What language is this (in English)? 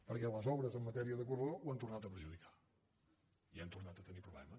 Catalan